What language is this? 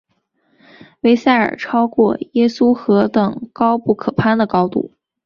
Chinese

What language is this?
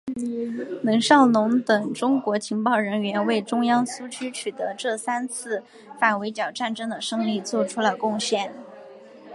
Chinese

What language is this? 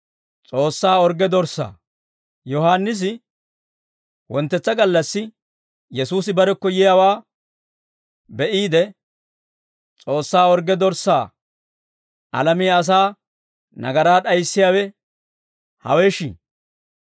Dawro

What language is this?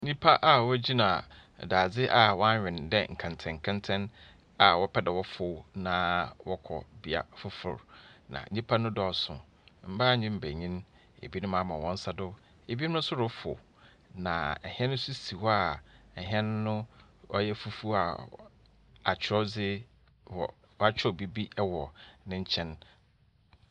Akan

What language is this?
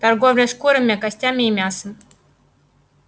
Russian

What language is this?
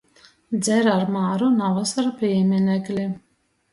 Latgalian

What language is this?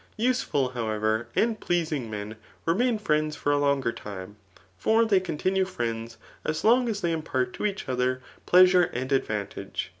English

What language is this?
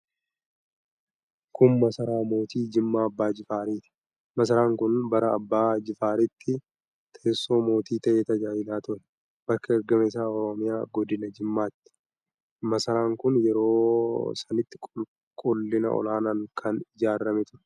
Oromo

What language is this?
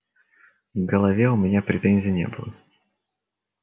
Russian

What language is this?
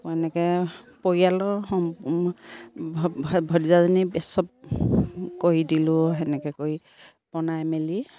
Assamese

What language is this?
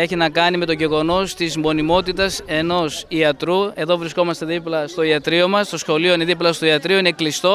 Greek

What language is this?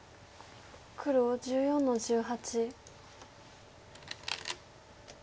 Japanese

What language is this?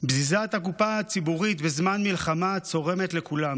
Hebrew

